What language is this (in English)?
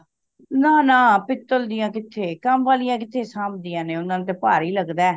Punjabi